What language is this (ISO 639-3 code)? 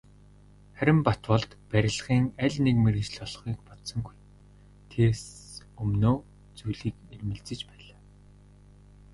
mon